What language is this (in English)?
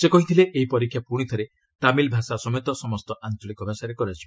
Odia